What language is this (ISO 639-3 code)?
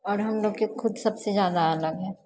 mai